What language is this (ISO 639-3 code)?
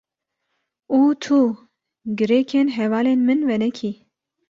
kur